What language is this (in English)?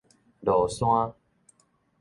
Min Nan Chinese